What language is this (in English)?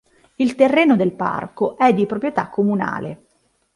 Italian